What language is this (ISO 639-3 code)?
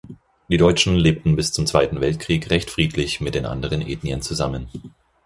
deu